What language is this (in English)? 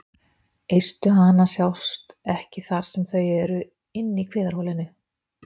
Icelandic